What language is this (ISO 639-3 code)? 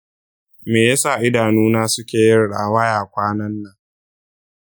hau